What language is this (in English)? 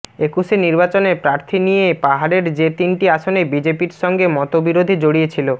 Bangla